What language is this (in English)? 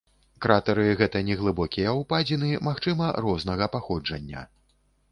Belarusian